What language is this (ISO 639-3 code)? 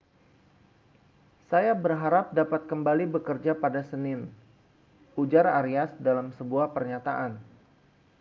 ind